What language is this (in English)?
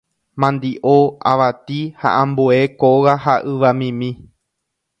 Guarani